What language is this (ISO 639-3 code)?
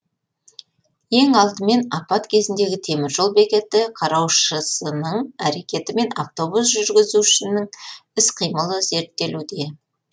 kaz